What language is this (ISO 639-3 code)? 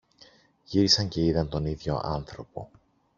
ell